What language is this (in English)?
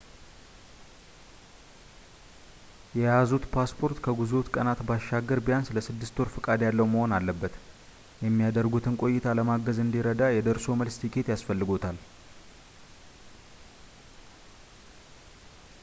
Amharic